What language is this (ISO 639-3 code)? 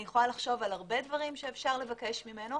heb